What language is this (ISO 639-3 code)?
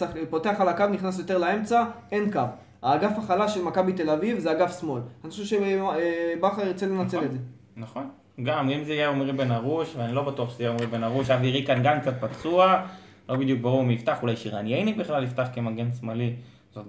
heb